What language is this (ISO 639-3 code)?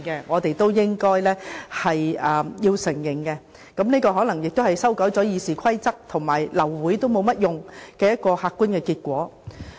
yue